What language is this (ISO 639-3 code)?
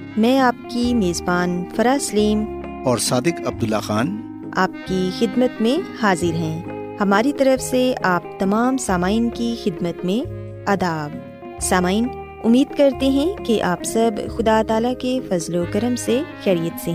urd